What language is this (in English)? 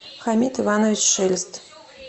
Russian